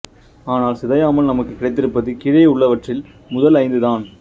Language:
Tamil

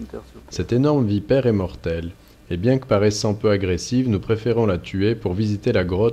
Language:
French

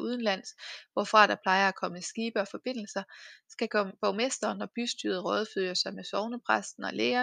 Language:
Danish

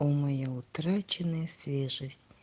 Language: Russian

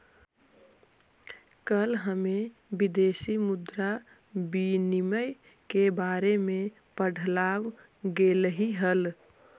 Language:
Magahi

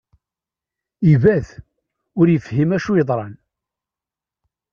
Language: Kabyle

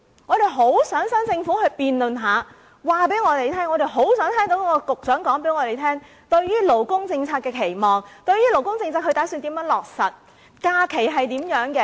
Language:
Cantonese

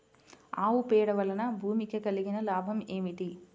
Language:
Telugu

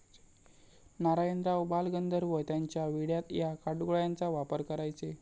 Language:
Marathi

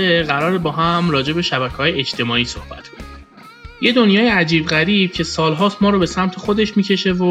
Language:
Persian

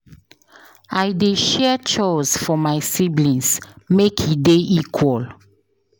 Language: Nigerian Pidgin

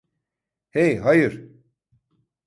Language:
Turkish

